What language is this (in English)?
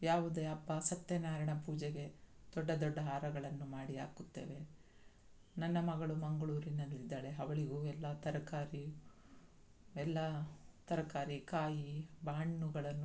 Kannada